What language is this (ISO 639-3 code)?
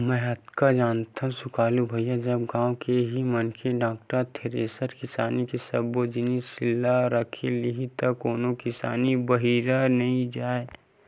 hne